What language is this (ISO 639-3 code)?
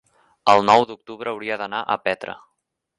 cat